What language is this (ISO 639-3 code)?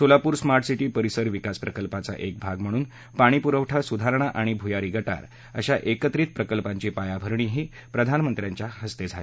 mar